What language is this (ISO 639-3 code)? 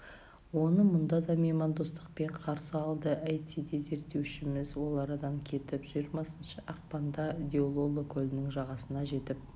kaz